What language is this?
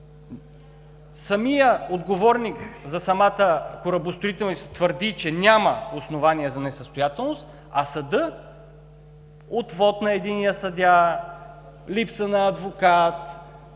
Bulgarian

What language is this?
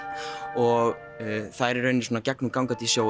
Icelandic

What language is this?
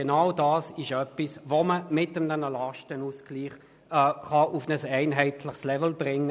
Swiss German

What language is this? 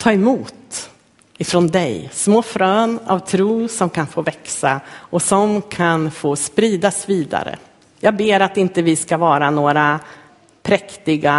Swedish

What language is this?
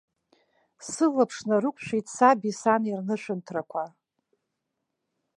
Abkhazian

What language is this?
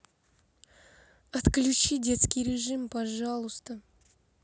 Russian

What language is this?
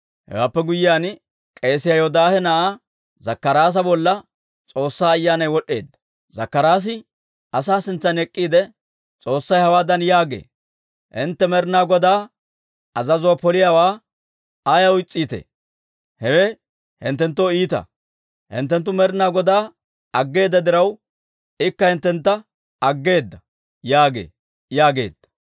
Dawro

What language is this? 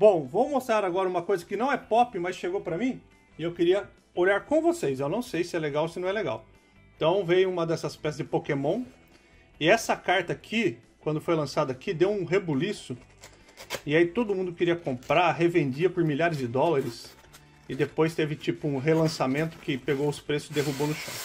Portuguese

